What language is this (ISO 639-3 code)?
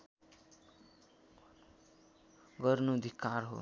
nep